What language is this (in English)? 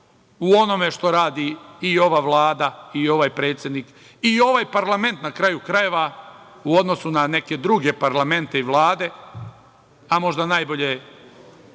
Serbian